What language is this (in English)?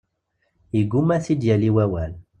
Kabyle